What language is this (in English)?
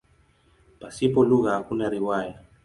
Swahili